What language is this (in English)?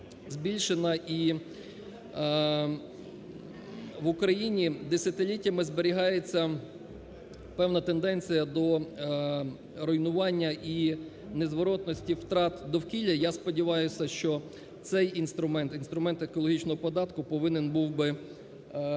Ukrainian